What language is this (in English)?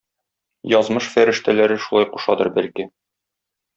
Tatar